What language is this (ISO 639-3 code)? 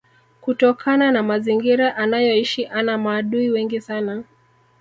swa